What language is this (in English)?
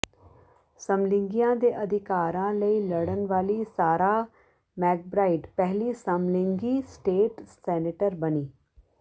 Punjabi